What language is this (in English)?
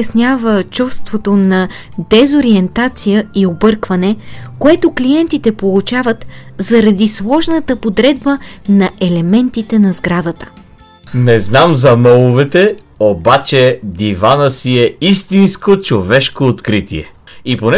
Bulgarian